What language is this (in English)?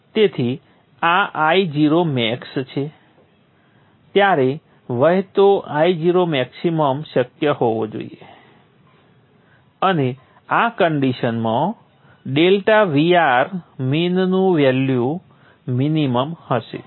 Gujarati